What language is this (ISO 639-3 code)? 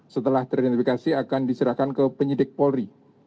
ind